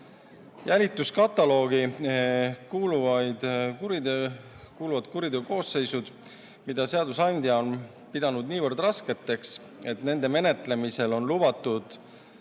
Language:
Estonian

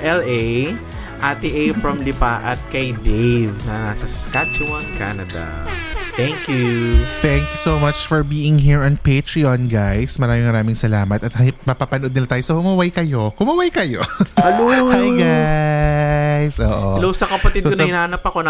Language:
Filipino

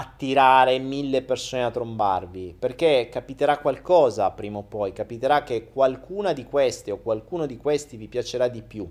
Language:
Italian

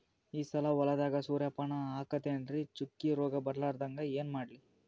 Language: Kannada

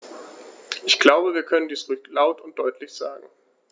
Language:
German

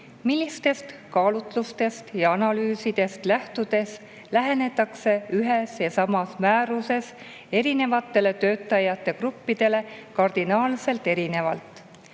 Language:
Estonian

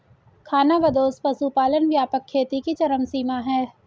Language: Hindi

